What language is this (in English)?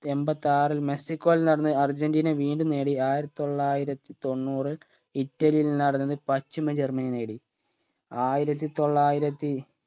Malayalam